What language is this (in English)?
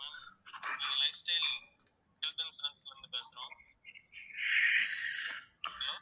Tamil